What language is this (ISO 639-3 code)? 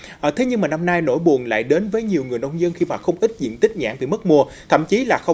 vie